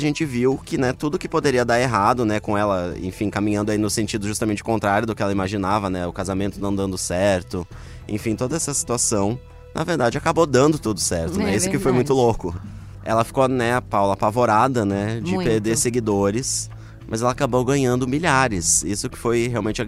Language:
Portuguese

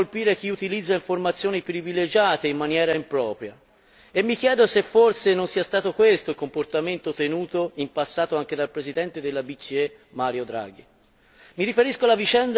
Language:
Italian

